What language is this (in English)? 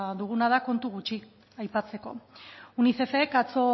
Basque